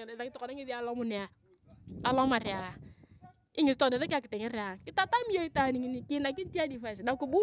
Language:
Turkana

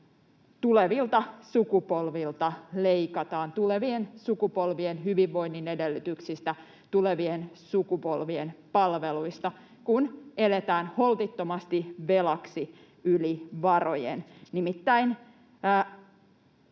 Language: Finnish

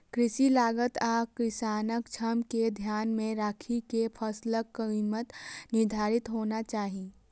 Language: Maithili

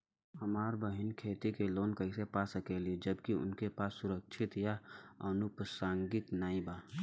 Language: Bhojpuri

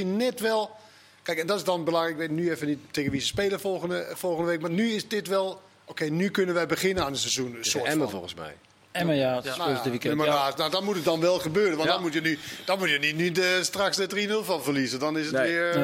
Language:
Dutch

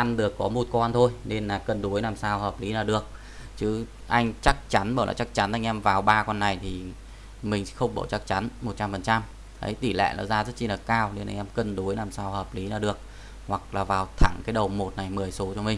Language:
Vietnamese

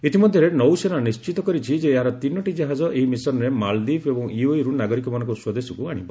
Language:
Odia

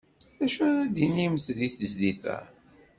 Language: Kabyle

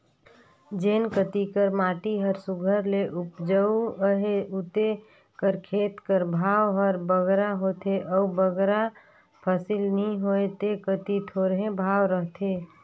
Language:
Chhattisgarhi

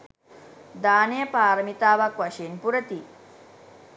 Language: Sinhala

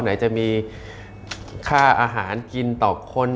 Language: Thai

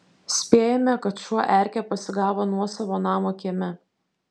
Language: Lithuanian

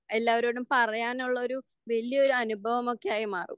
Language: Malayalam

